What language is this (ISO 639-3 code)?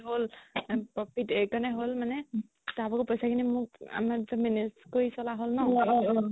asm